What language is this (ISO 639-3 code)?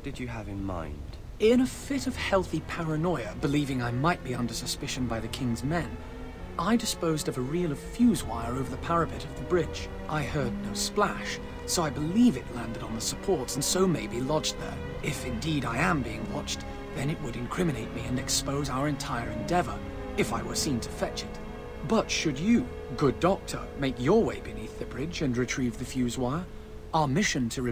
deu